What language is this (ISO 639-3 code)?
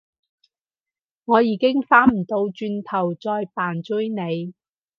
yue